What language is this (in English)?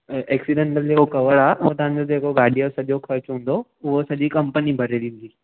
Sindhi